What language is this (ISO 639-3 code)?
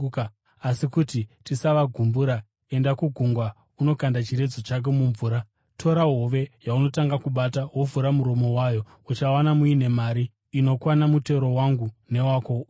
sna